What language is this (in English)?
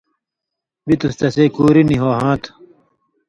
Indus Kohistani